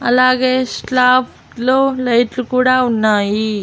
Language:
Telugu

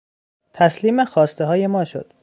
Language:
Persian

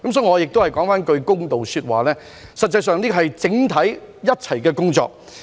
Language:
Cantonese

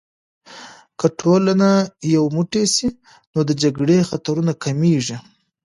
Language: Pashto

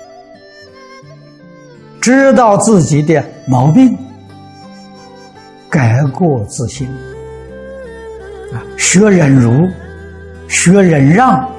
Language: Chinese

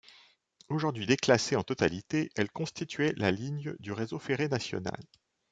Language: French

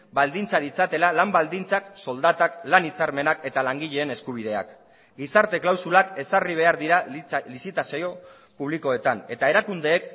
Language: Basque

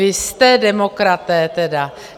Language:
Czech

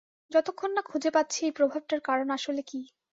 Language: Bangla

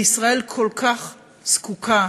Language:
Hebrew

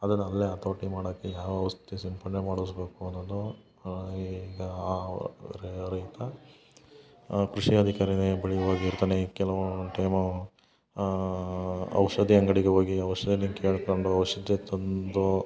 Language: Kannada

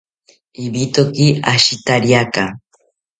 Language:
South Ucayali Ashéninka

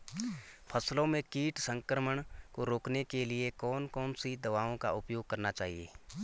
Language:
Hindi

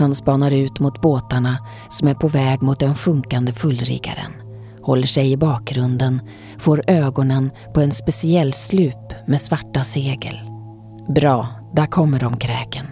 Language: Swedish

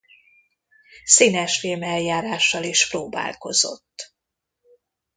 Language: Hungarian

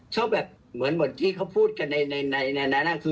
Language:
Thai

